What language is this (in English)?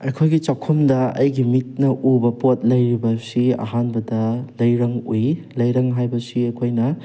Manipuri